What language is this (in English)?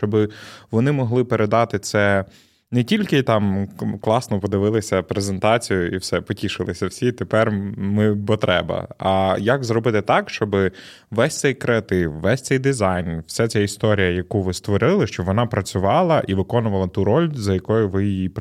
Ukrainian